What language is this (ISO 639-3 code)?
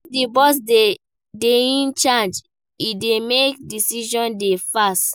pcm